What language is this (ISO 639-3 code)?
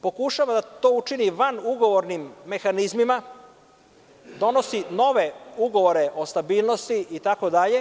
srp